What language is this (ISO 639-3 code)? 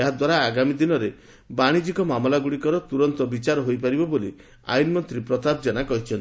ori